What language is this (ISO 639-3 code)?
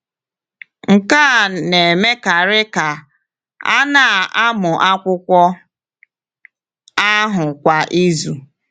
ibo